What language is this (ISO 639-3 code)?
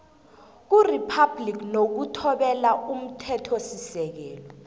nbl